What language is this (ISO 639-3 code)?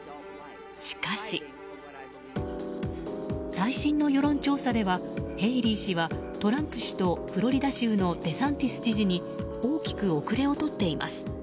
jpn